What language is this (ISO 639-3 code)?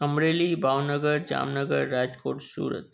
snd